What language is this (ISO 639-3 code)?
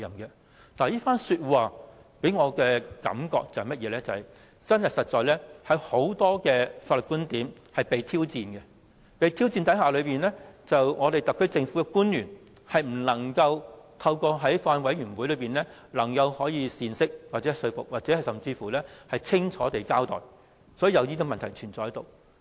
yue